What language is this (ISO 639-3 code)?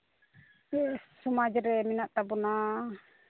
sat